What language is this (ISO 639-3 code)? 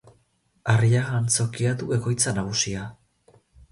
eus